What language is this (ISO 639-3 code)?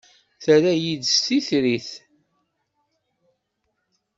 kab